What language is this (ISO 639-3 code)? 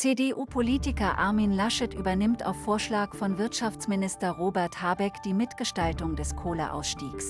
deu